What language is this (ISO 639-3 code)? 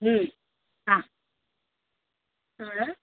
san